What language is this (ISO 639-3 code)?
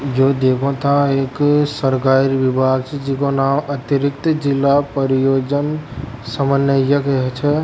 raj